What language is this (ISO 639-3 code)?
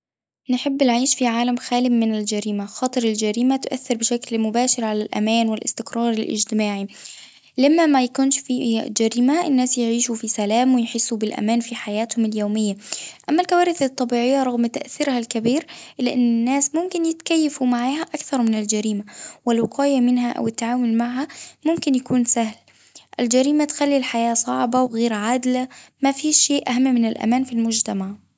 aeb